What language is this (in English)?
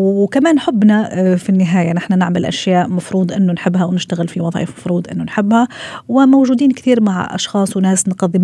Arabic